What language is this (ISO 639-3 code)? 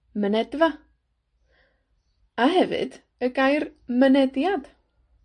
cym